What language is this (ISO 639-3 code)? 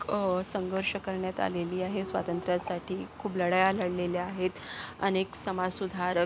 mar